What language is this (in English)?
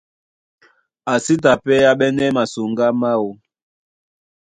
Duala